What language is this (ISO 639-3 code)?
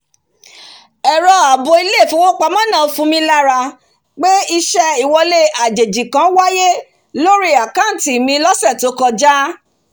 yor